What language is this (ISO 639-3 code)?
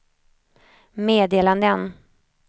swe